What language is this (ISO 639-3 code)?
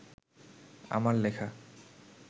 ben